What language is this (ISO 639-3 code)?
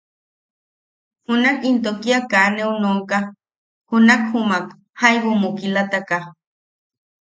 yaq